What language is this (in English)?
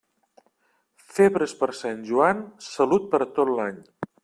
Catalan